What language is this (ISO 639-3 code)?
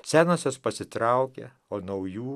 lit